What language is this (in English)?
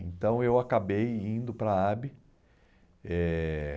Portuguese